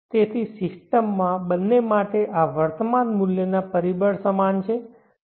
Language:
Gujarati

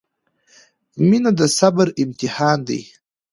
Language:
Pashto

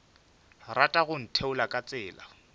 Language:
Northern Sotho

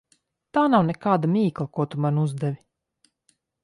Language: Latvian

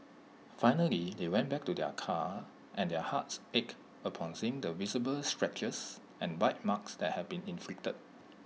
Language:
English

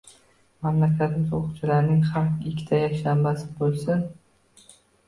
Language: Uzbek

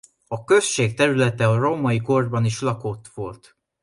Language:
Hungarian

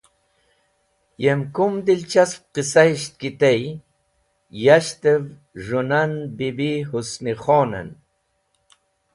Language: Wakhi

